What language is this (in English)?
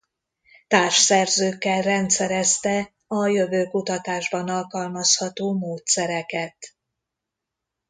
Hungarian